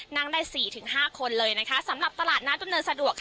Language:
Thai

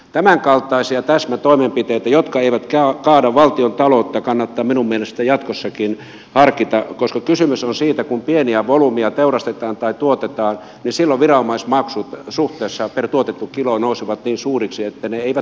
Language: Finnish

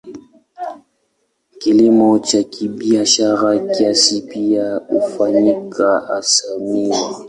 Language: Swahili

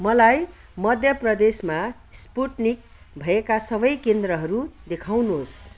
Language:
Nepali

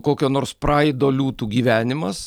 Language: Lithuanian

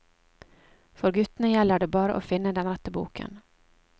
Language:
Norwegian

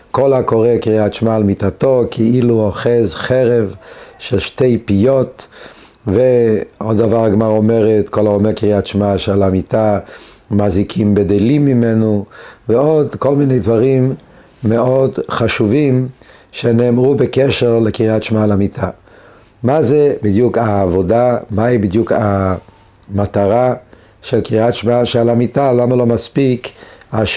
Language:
Hebrew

